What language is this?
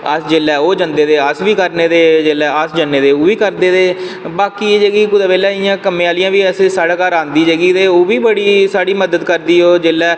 Dogri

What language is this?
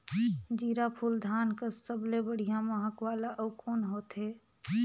Chhattisgarhi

